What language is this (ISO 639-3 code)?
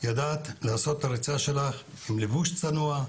heb